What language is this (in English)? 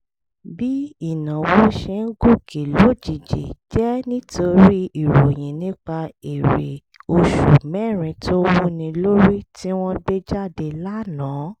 Yoruba